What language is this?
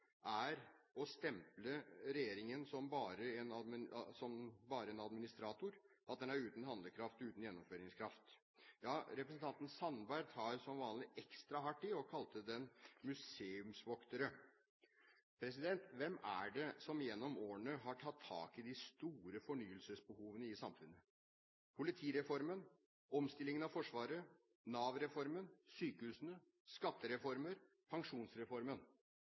Norwegian Bokmål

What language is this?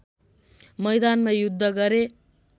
Nepali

